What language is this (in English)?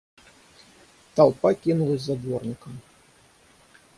Russian